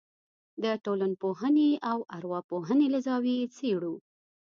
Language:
Pashto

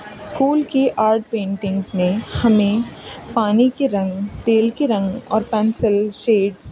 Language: Urdu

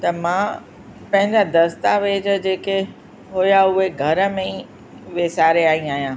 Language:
Sindhi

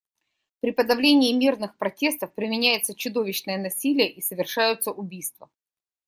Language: Russian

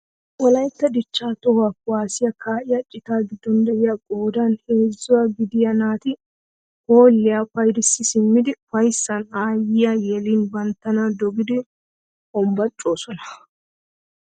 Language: Wolaytta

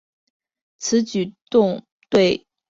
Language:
Chinese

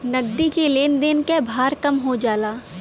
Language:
Bhojpuri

